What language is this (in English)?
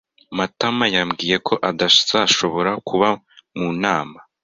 Kinyarwanda